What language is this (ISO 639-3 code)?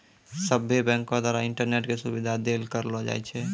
mai